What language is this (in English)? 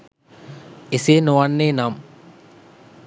Sinhala